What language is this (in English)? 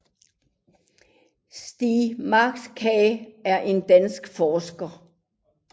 Danish